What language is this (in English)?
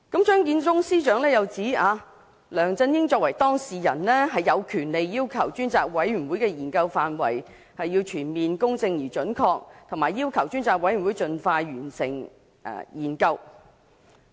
Cantonese